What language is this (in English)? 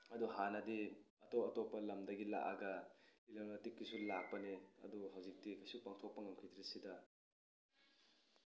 Manipuri